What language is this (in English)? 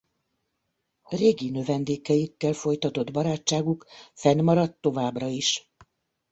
Hungarian